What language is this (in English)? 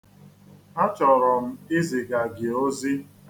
Igbo